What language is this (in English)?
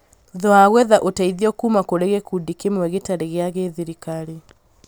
Kikuyu